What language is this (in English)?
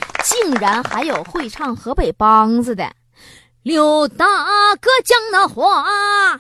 Chinese